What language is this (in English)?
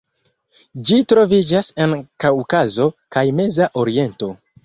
Esperanto